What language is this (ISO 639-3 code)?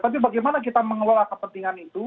ind